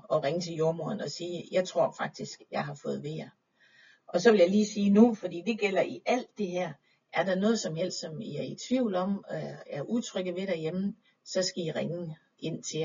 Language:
Danish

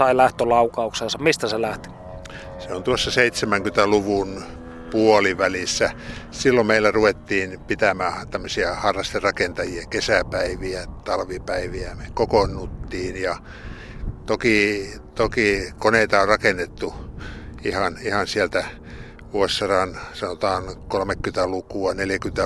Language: Finnish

